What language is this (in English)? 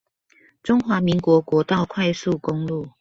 Chinese